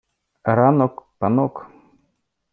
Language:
Ukrainian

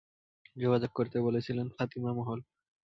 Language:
Bangla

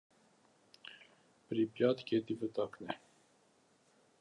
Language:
Armenian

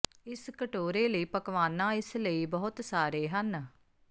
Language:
Punjabi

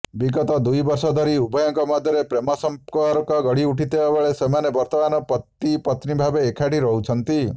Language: Odia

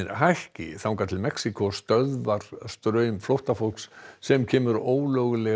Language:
Icelandic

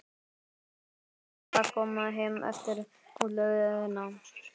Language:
Icelandic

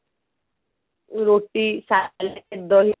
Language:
Odia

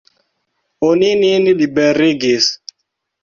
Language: Esperanto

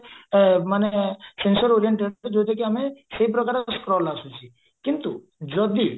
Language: Odia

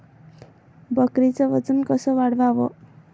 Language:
Marathi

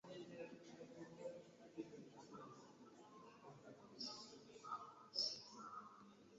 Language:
Ganda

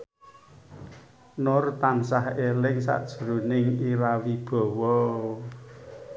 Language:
Javanese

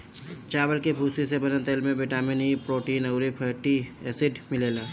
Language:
Bhojpuri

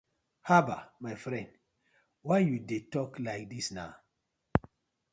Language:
Nigerian Pidgin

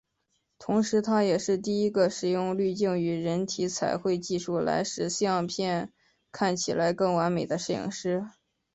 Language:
Chinese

